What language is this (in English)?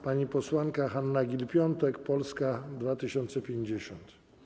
Polish